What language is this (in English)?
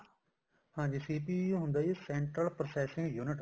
Punjabi